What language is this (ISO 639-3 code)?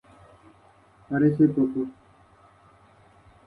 spa